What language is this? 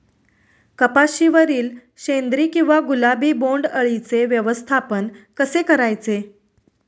Marathi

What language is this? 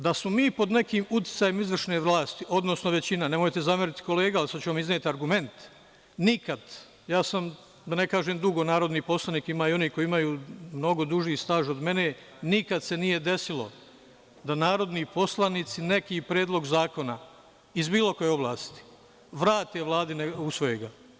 Serbian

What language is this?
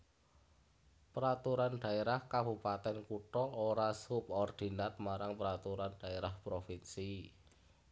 Javanese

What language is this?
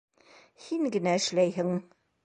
Bashkir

